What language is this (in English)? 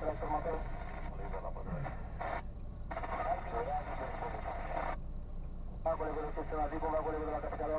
Romanian